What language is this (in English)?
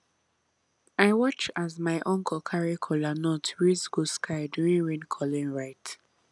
Nigerian Pidgin